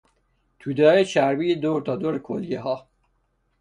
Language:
Persian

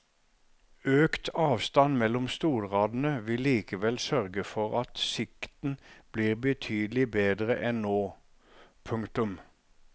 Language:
Norwegian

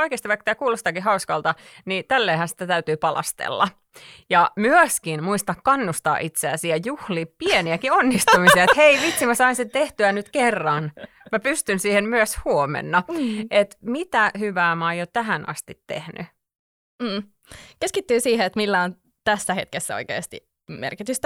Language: Finnish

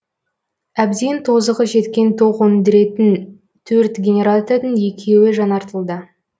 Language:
Kazakh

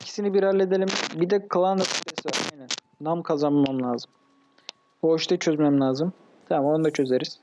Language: Turkish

